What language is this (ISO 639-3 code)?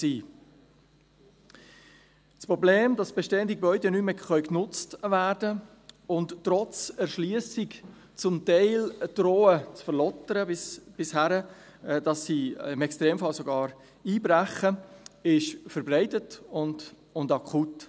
gsw